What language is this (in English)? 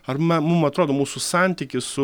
Lithuanian